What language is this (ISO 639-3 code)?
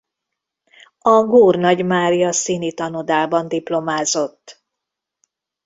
hun